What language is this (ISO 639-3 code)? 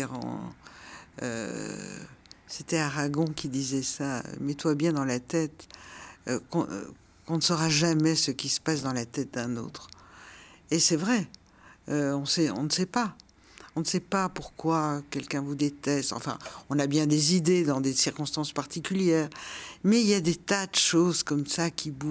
fra